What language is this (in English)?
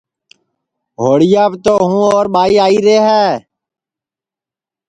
Sansi